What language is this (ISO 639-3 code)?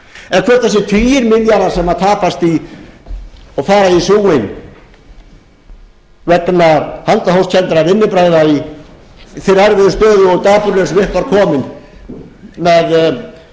isl